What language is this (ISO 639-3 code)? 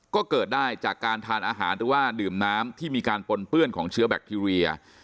tha